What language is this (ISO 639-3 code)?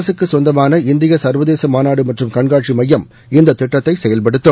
tam